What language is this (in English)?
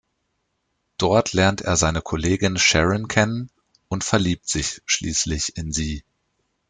German